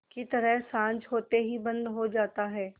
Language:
Hindi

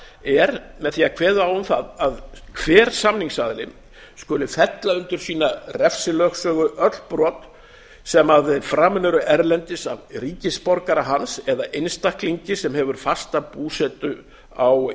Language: Icelandic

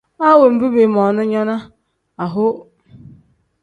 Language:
Tem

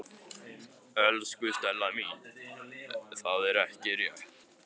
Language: Icelandic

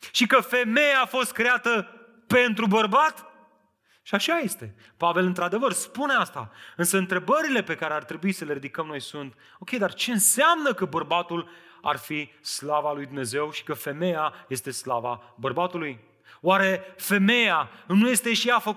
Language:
Romanian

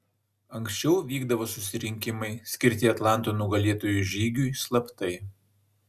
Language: Lithuanian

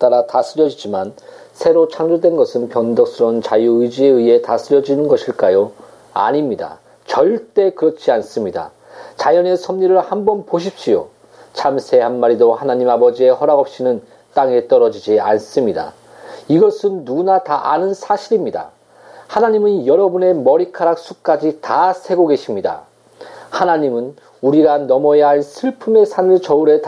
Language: Korean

